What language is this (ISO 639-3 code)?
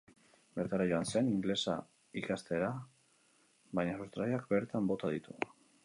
eus